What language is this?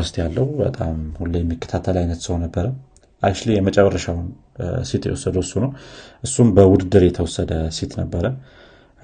Amharic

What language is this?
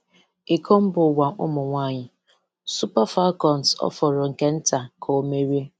Igbo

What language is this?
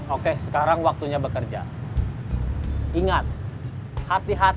Indonesian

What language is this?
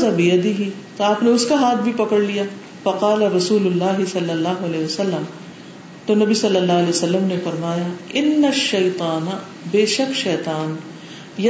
Urdu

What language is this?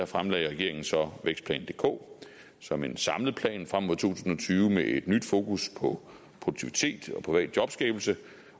Danish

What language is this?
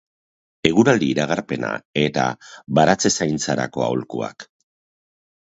Basque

